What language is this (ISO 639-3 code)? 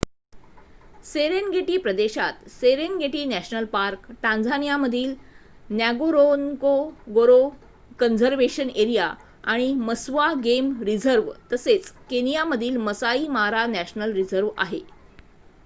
mar